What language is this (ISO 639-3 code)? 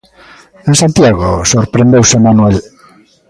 glg